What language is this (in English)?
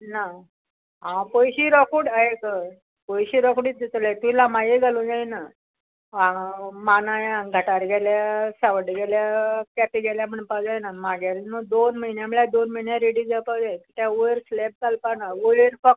Konkani